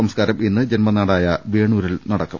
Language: Malayalam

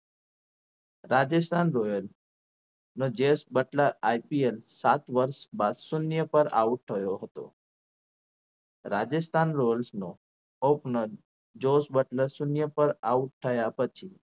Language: Gujarati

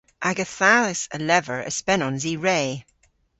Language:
Cornish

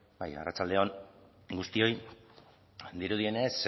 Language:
Basque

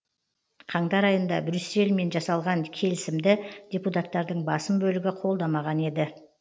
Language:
Kazakh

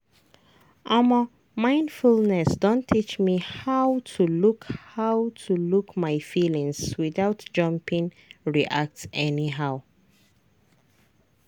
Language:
Nigerian Pidgin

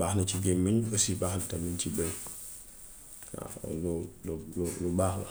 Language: Gambian Wolof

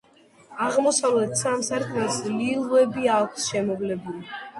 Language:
Georgian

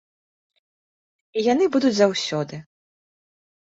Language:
Belarusian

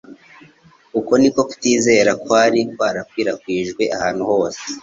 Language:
Kinyarwanda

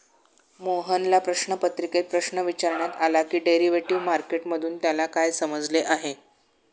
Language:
Marathi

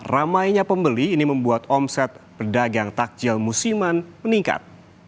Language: Indonesian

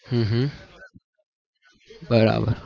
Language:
Gujarati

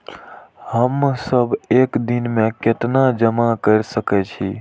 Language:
Maithili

